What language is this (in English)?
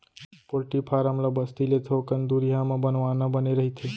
Chhattisgarhi